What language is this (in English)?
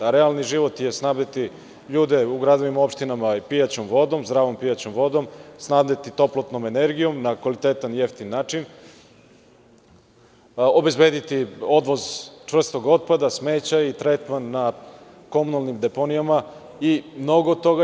Serbian